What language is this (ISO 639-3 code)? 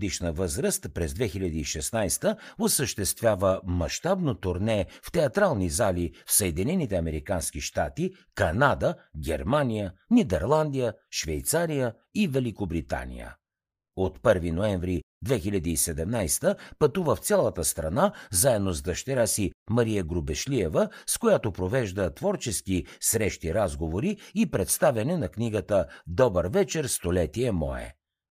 bul